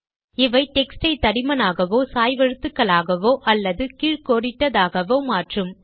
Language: Tamil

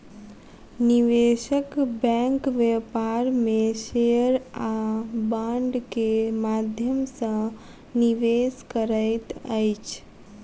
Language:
Maithili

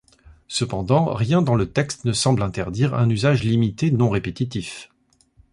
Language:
French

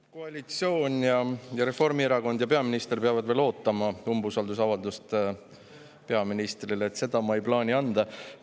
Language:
Estonian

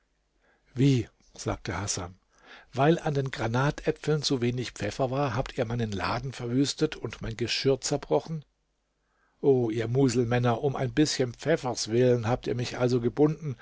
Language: German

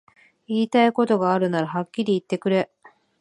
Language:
Japanese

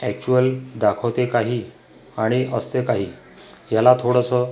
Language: Marathi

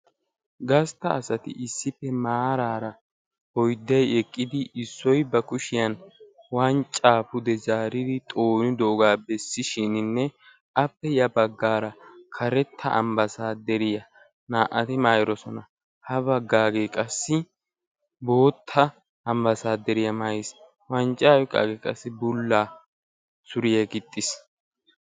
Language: Wolaytta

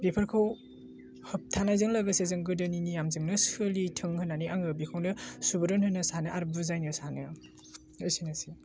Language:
Bodo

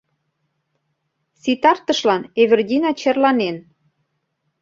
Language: Mari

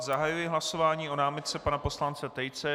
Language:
Czech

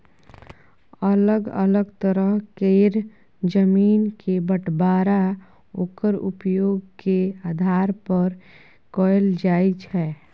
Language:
Maithili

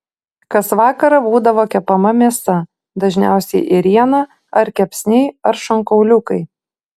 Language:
Lithuanian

